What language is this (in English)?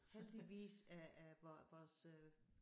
Danish